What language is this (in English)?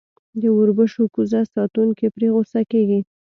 Pashto